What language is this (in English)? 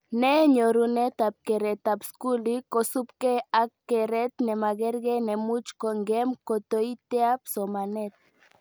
Kalenjin